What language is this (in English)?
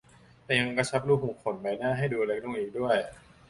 Thai